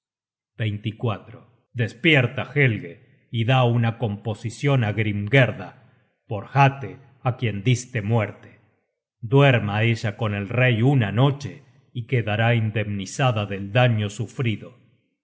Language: Spanish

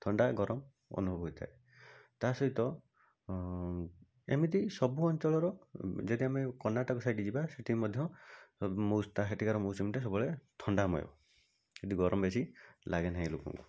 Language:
Odia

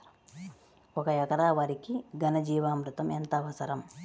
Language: Telugu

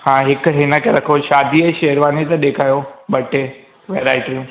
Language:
Sindhi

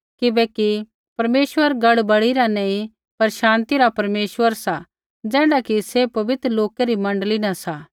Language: Kullu Pahari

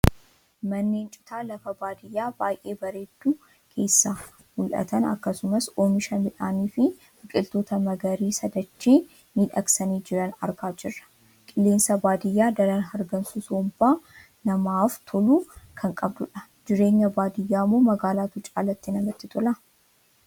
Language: Oromo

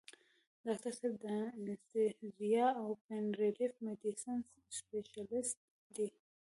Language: Pashto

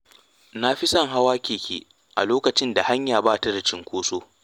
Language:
Hausa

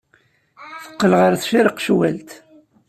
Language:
Kabyle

